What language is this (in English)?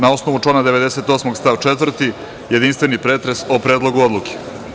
Serbian